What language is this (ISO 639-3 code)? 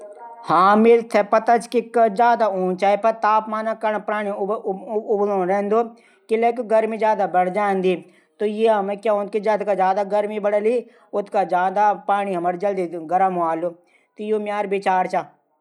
gbm